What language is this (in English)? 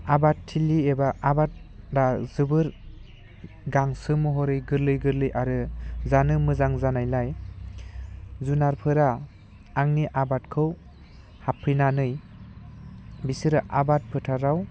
Bodo